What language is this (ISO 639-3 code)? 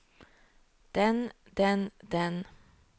nor